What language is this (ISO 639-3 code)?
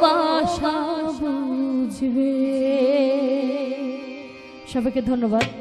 ron